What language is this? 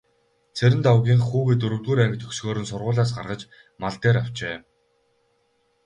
Mongolian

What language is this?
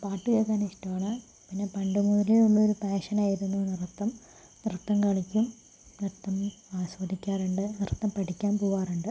Malayalam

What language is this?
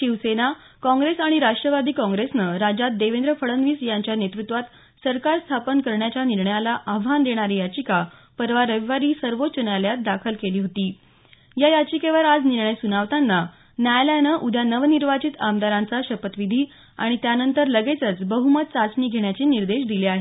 Marathi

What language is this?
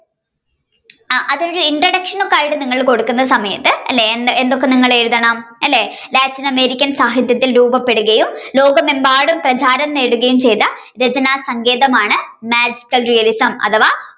Malayalam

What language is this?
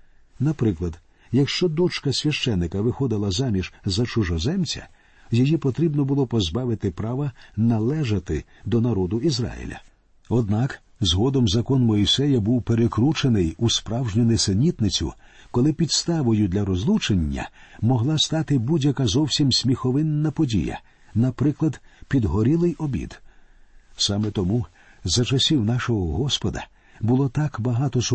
Ukrainian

